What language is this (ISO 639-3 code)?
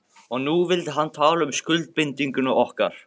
isl